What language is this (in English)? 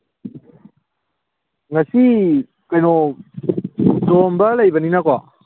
Manipuri